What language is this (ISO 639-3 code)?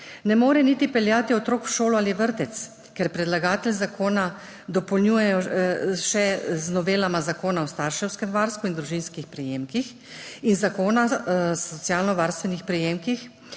slv